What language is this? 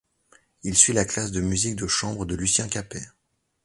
French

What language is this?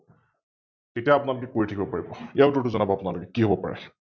Assamese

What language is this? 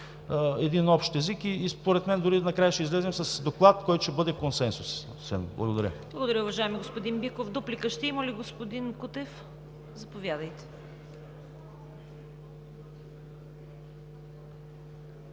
Bulgarian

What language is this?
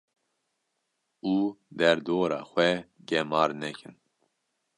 Kurdish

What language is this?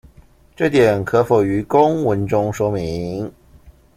Chinese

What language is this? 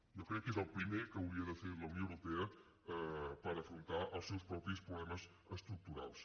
Catalan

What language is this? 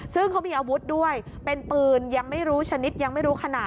Thai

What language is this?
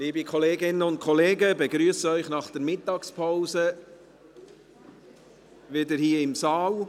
Swiss German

